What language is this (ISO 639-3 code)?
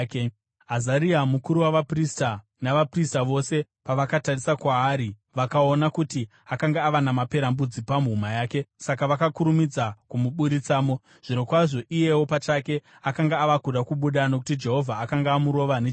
sna